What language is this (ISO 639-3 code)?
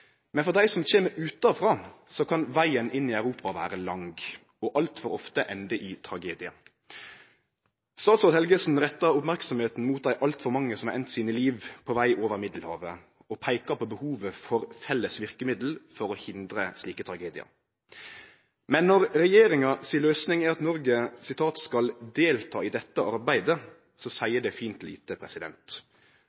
nno